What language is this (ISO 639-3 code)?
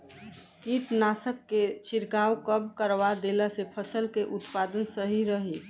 bho